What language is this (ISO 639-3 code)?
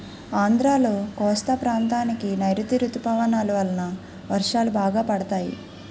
tel